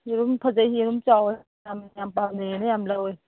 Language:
Manipuri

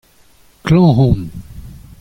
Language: Breton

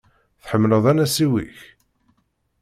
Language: Kabyle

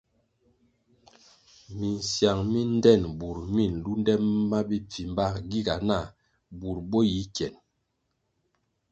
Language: Kwasio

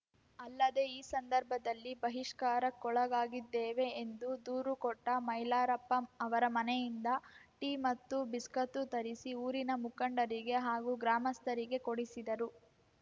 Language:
Kannada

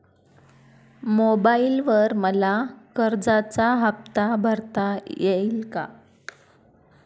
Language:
Marathi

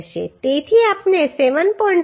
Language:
Gujarati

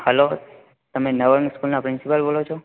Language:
Gujarati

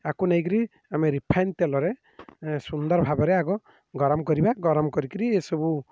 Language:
Odia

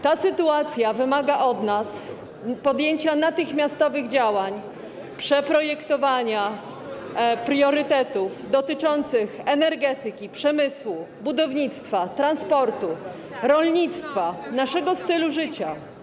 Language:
Polish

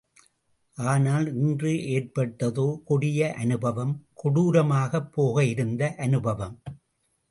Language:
Tamil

